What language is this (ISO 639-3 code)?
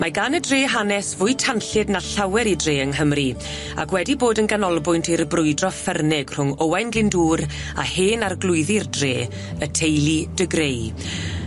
cym